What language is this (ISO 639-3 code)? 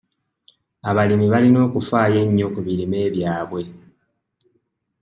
lug